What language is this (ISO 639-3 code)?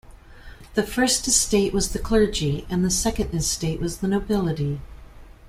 eng